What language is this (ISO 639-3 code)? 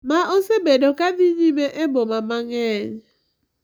luo